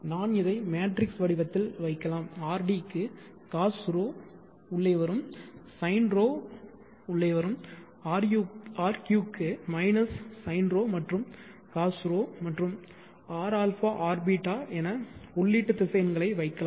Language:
Tamil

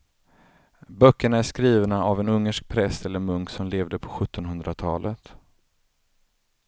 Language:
Swedish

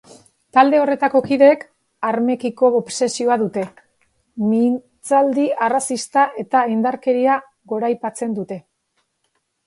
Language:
Basque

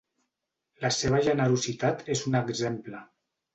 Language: Catalan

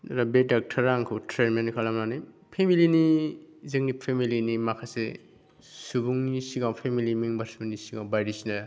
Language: Bodo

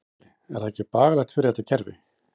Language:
Icelandic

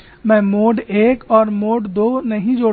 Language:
Hindi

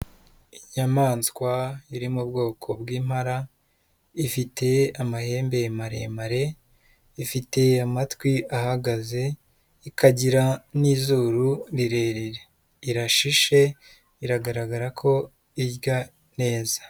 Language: Kinyarwanda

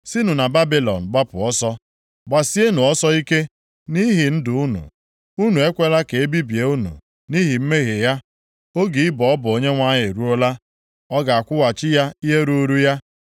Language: Igbo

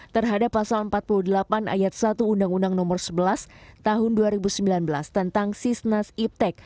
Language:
Indonesian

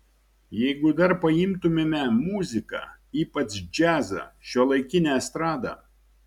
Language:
Lithuanian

